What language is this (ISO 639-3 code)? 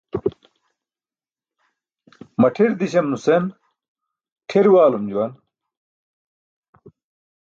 bsk